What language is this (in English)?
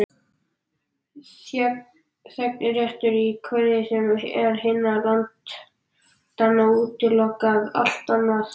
Icelandic